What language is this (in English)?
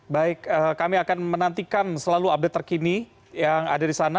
Indonesian